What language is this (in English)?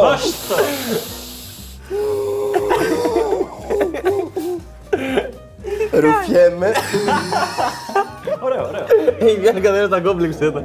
Greek